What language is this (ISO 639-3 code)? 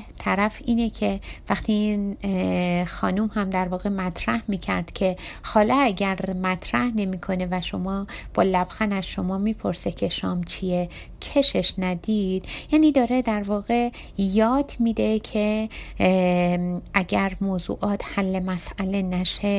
fas